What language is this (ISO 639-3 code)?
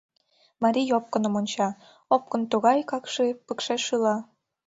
chm